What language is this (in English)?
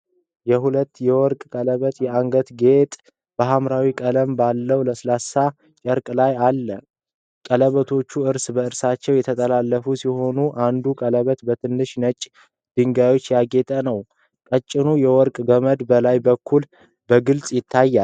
Amharic